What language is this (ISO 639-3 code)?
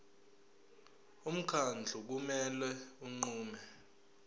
zul